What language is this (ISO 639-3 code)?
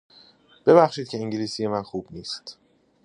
fas